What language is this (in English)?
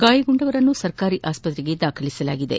Kannada